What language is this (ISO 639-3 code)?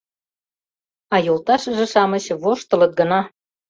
chm